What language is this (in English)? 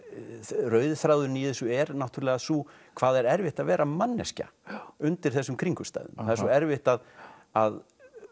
Icelandic